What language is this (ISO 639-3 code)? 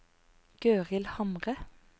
nor